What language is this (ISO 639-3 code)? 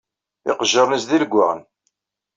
kab